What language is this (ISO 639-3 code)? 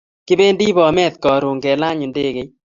kln